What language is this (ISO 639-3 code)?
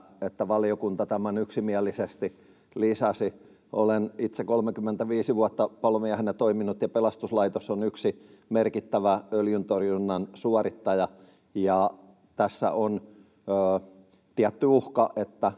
fin